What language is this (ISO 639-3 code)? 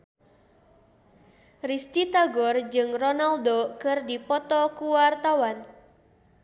sun